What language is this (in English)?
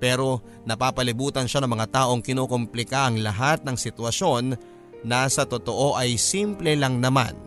Filipino